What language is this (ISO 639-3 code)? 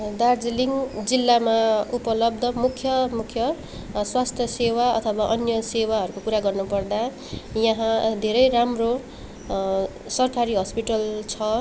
nep